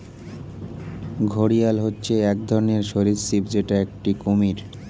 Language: Bangla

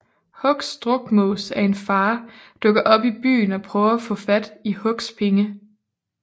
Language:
Danish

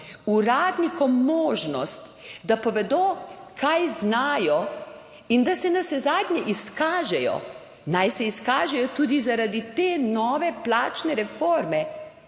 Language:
Slovenian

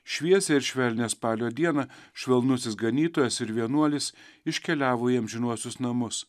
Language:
Lithuanian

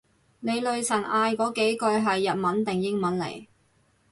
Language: Cantonese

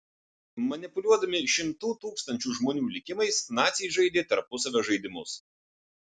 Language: Lithuanian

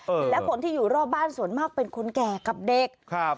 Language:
Thai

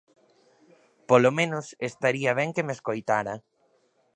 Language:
Galician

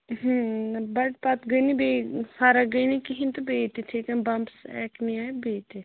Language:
Kashmiri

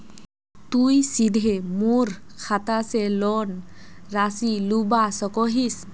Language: Magahi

